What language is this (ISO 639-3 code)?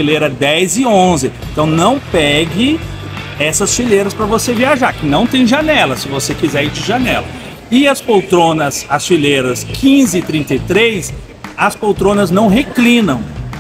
por